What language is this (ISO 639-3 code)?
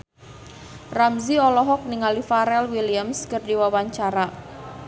sun